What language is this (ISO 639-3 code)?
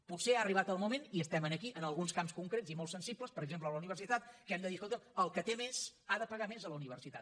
cat